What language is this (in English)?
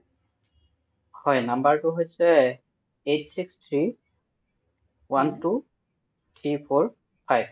Assamese